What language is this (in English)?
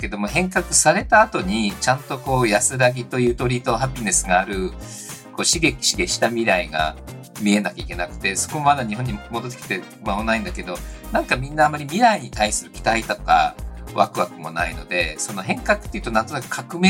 Japanese